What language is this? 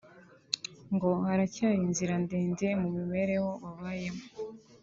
Kinyarwanda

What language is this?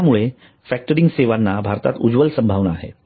Marathi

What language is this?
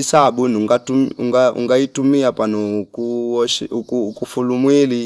Fipa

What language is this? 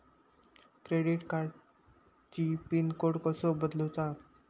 Marathi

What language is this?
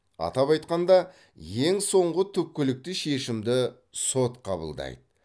Kazakh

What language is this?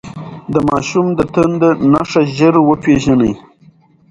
Pashto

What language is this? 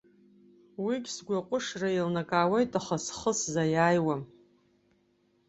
Abkhazian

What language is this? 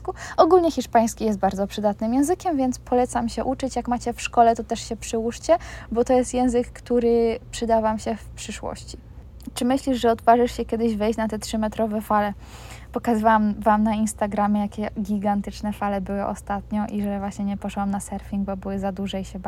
Polish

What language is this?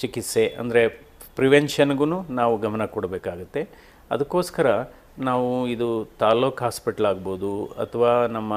Kannada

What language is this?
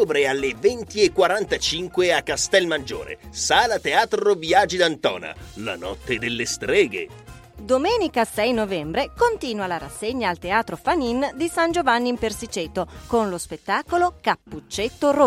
Italian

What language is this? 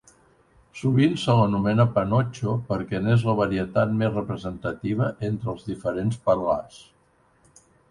Catalan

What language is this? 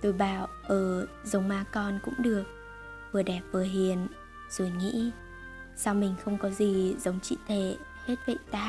Vietnamese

